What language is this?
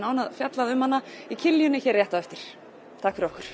Icelandic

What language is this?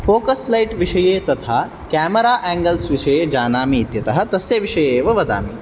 Sanskrit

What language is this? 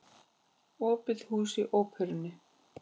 Icelandic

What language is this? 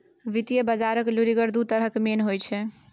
Maithili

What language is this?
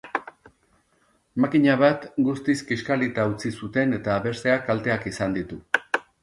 Basque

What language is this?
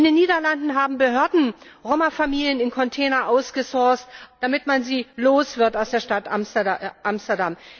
German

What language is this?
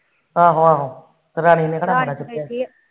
Punjabi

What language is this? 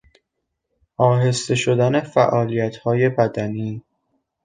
Persian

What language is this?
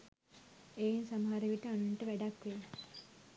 Sinhala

